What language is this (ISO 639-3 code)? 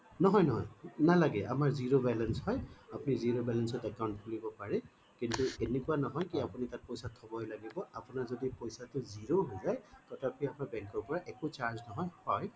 asm